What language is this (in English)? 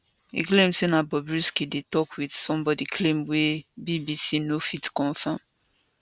Nigerian Pidgin